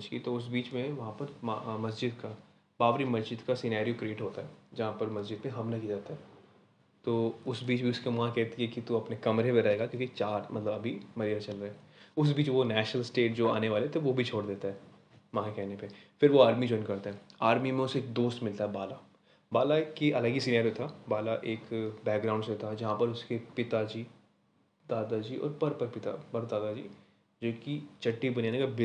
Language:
Hindi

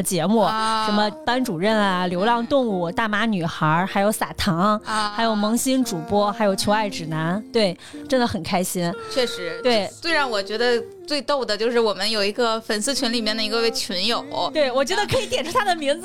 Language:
Chinese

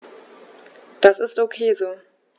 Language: German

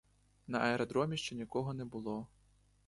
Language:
Ukrainian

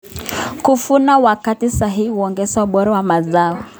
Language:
Kalenjin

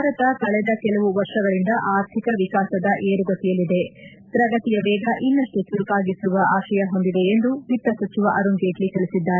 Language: Kannada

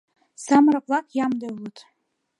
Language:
Mari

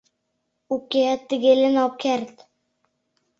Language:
Mari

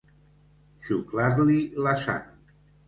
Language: Catalan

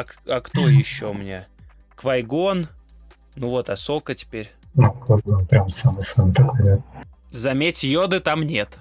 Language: Russian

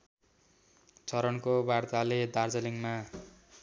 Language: Nepali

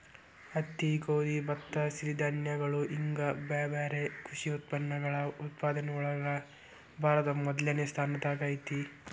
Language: Kannada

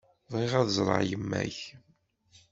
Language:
Kabyle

